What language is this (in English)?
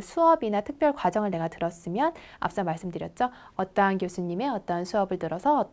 Korean